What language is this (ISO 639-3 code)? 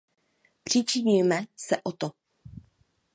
ces